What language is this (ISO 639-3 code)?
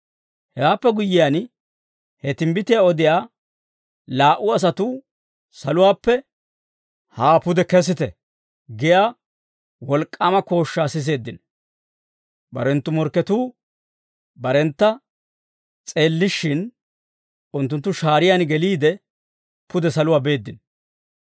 dwr